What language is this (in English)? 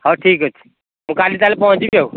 Odia